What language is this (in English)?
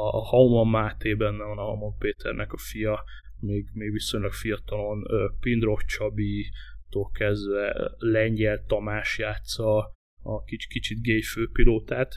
Hungarian